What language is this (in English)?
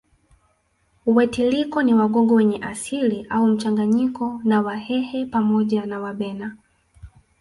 Swahili